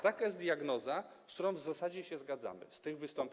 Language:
Polish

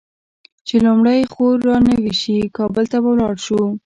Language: Pashto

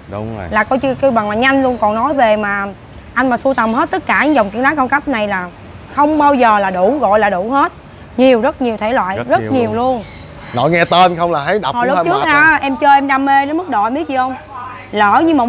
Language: Vietnamese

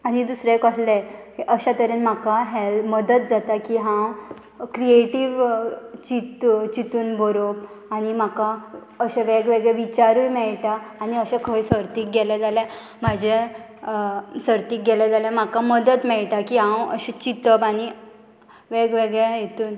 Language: Konkani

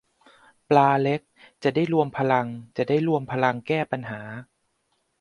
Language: Thai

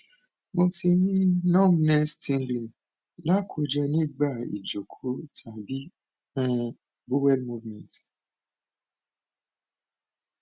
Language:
Yoruba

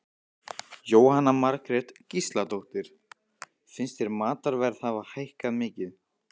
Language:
Icelandic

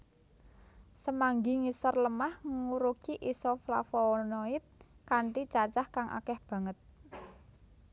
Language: Javanese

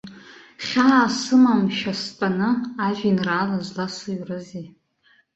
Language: Abkhazian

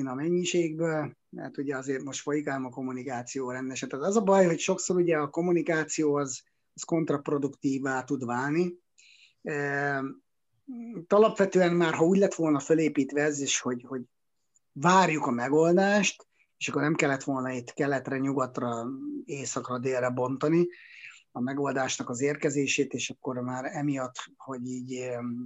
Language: Hungarian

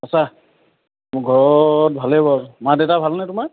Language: Assamese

